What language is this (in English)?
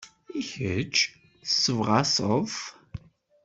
Kabyle